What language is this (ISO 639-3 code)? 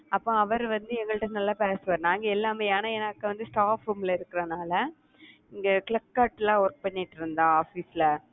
tam